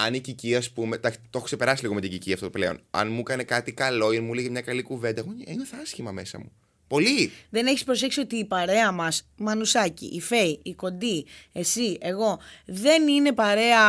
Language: Greek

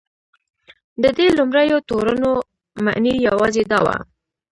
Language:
Pashto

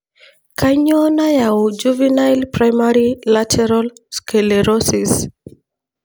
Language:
Masai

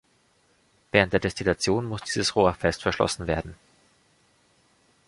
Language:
German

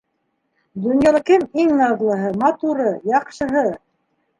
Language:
Bashkir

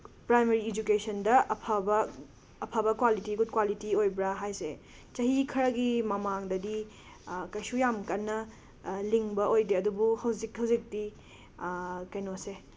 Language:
Manipuri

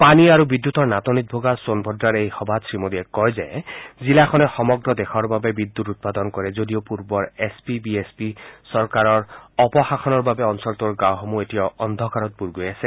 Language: Assamese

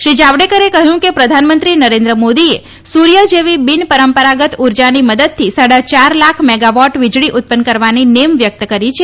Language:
Gujarati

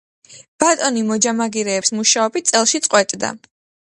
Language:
Georgian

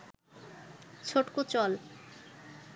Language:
Bangla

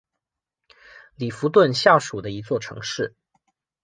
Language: Chinese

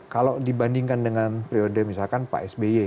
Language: Indonesian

